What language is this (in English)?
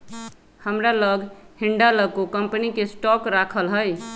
Magahi